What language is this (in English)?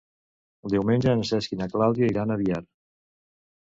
Catalan